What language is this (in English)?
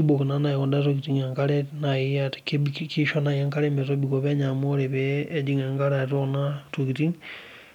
Masai